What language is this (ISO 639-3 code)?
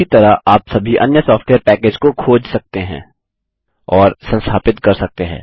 hin